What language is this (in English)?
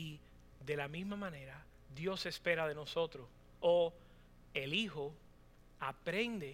Spanish